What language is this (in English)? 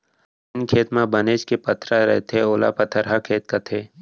Chhattisgarhi